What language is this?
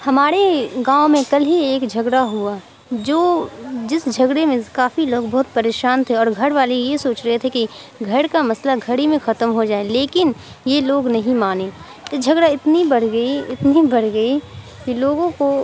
Urdu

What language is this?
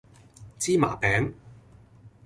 Cantonese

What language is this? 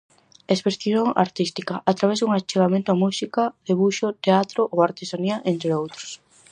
Galician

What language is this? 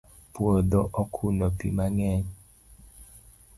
Luo (Kenya and Tanzania)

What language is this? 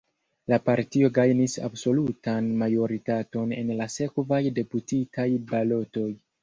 Esperanto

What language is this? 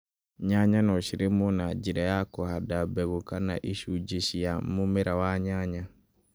Kikuyu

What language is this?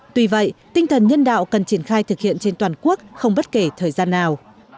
Vietnamese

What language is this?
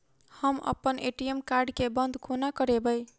Maithili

